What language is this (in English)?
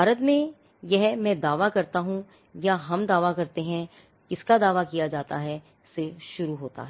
Hindi